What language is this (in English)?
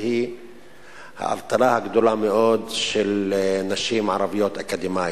Hebrew